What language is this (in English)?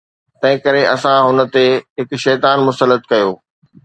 Sindhi